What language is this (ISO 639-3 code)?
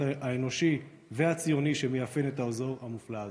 heb